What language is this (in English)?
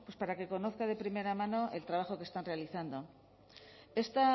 Spanish